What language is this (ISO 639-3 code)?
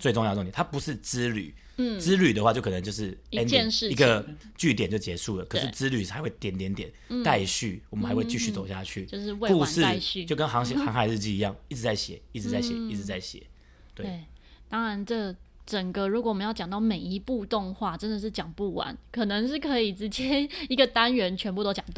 zho